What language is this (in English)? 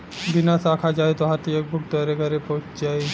Bhojpuri